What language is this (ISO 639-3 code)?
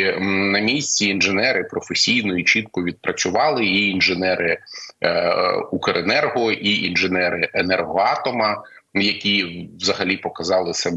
ukr